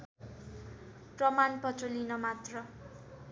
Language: Nepali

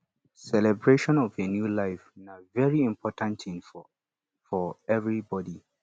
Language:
Nigerian Pidgin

